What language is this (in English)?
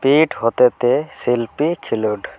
Santali